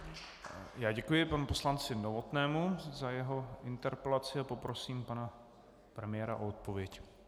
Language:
Czech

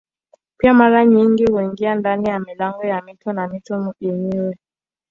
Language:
Swahili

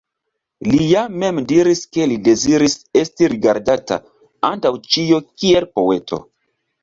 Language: Esperanto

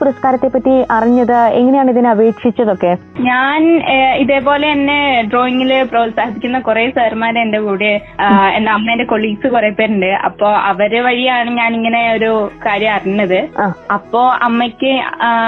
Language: Malayalam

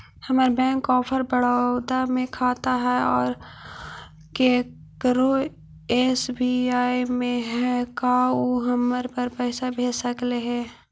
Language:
Magahi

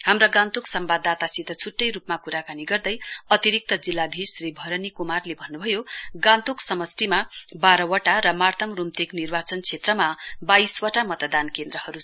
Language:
Nepali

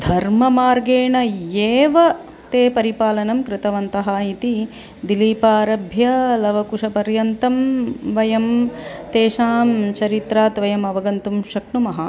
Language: Sanskrit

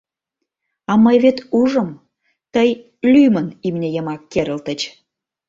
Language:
Mari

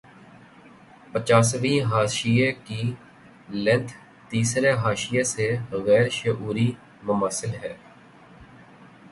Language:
Urdu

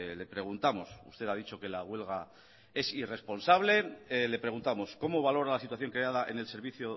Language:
Spanish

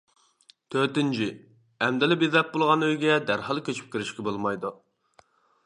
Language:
Uyghur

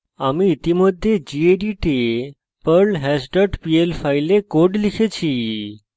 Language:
Bangla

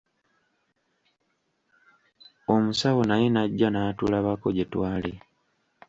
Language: Ganda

